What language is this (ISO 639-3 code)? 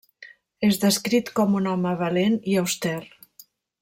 cat